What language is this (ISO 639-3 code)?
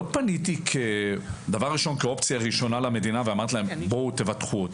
heb